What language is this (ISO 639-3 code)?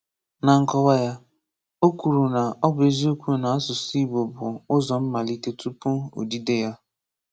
ibo